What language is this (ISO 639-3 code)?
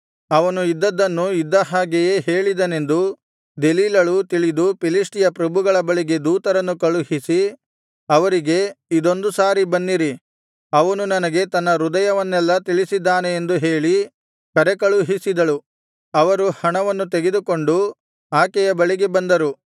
kan